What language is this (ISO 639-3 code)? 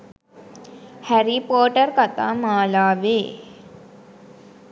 sin